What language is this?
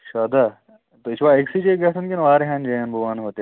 Kashmiri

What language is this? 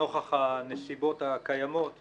Hebrew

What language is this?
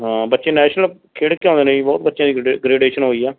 Punjabi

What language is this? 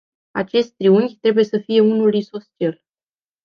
Romanian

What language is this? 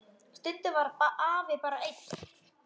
Icelandic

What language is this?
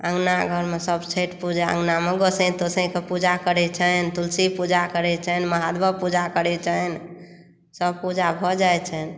Maithili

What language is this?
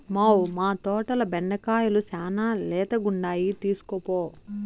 Telugu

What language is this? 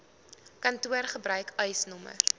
Afrikaans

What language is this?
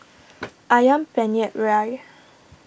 English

